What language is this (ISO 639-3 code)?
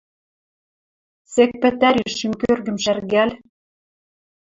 mrj